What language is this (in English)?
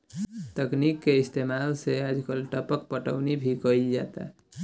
Bhojpuri